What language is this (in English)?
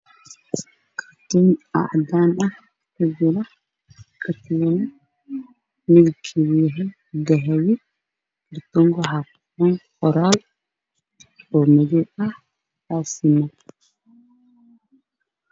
Somali